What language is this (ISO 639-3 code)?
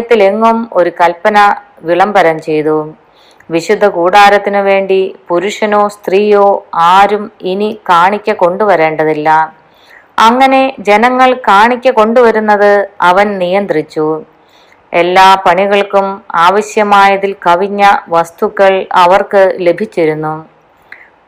mal